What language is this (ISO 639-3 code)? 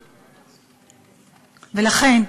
heb